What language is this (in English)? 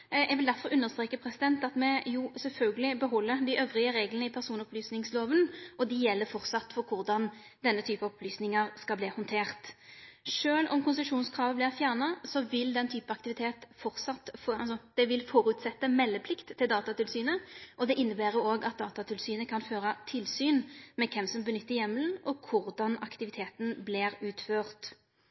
Norwegian Nynorsk